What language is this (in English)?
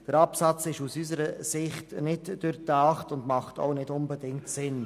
Swiss German